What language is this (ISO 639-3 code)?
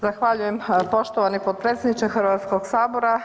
hrv